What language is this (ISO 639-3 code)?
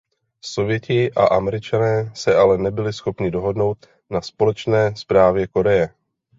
ces